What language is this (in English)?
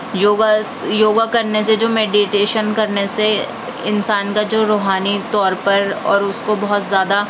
Urdu